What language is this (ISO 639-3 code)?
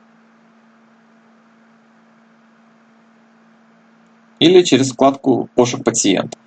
rus